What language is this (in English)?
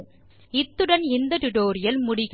Tamil